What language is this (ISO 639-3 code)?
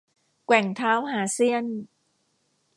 tha